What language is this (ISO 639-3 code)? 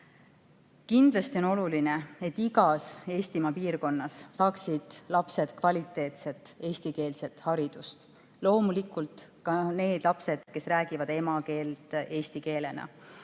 est